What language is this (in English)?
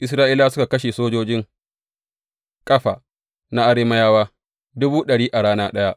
Hausa